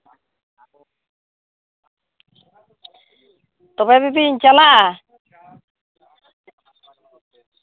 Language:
Santali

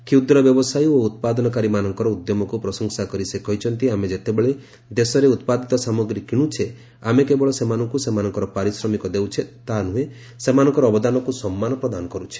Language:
Odia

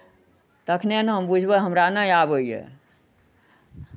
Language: Maithili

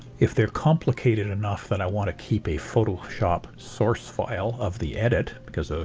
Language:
English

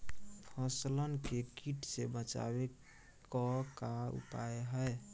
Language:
Bhojpuri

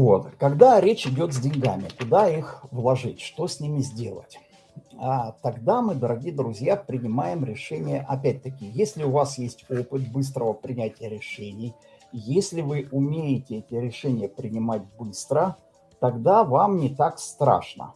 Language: Russian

